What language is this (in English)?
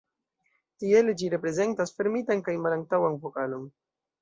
Esperanto